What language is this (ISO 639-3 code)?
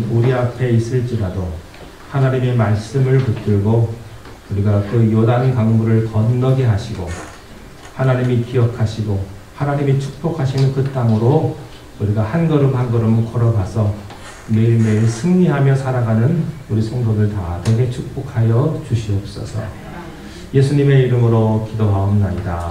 kor